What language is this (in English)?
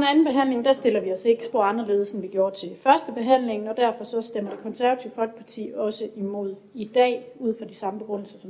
Danish